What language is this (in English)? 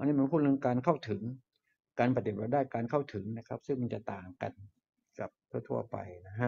Thai